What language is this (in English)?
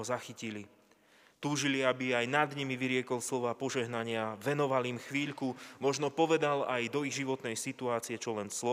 Slovak